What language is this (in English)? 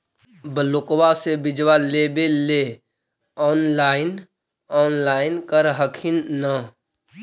Magahi